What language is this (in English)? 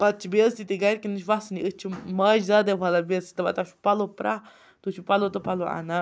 Kashmiri